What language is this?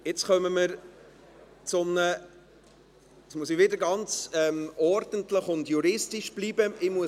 Swiss German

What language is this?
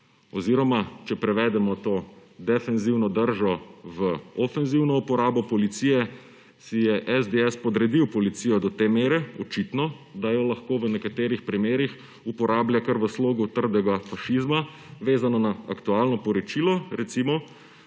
Slovenian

